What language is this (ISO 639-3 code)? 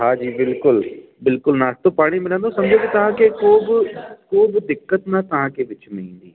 snd